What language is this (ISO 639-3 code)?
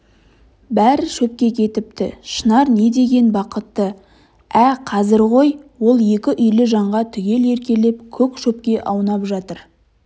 kaz